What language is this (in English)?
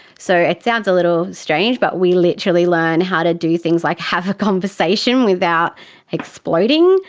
English